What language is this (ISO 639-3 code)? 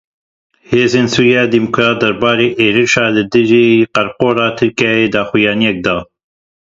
kur